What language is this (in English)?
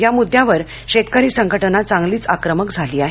Marathi